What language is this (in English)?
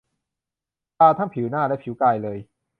Thai